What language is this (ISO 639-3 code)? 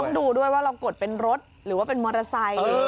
tha